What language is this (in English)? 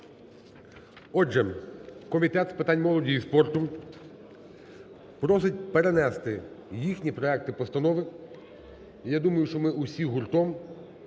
Ukrainian